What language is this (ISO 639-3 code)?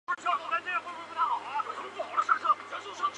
zho